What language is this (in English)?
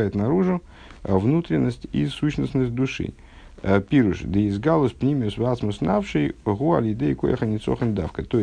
Russian